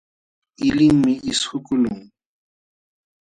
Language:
Jauja Wanca Quechua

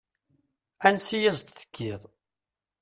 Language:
Kabyle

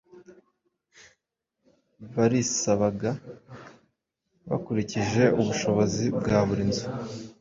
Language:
Kinyarwanda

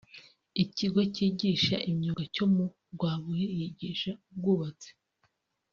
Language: Kinyarwanda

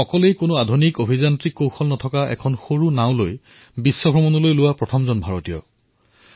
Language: Assamese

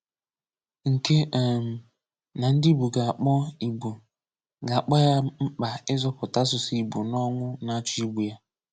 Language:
Igbo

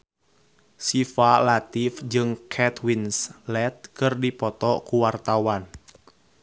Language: Sundanese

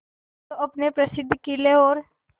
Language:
Hindi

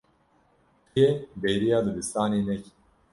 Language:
Kurdish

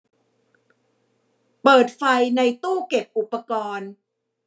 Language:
Thai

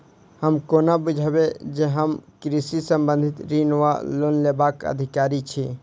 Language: Maithili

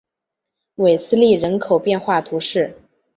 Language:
Chinese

